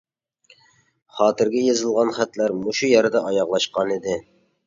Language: Uyghur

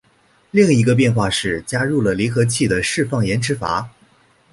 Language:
Chinese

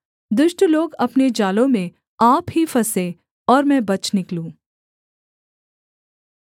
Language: Hindi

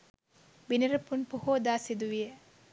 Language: Sinhala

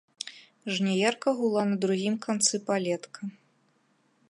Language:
Belarusian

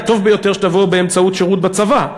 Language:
Hebrew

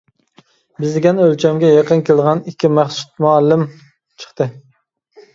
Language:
Uyghur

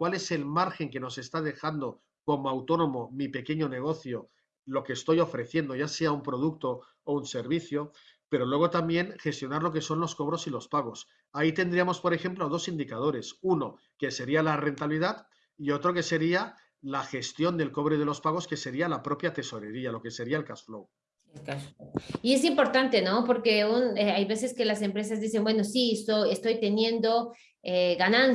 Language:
Spanish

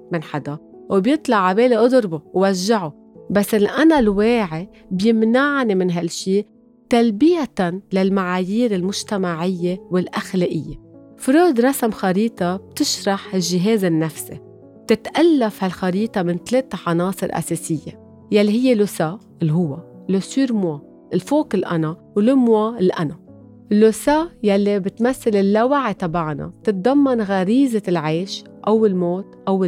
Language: Arabic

